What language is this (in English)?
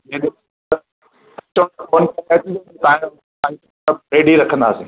Sindhi